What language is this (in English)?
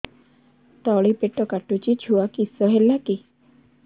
Odia